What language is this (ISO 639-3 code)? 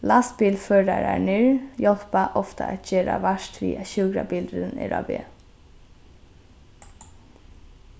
fao